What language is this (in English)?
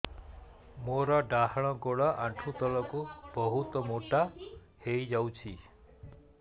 Odia